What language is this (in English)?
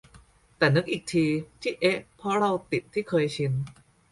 Thai